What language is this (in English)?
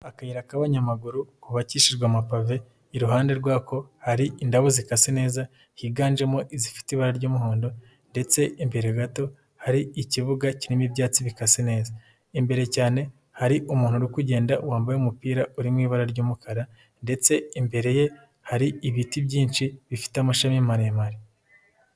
Kinyarwanda